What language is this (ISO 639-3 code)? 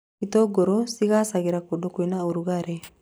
kik